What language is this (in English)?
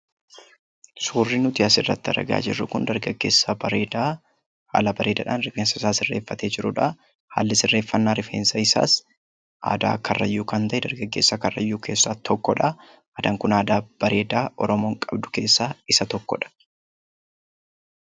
Oromo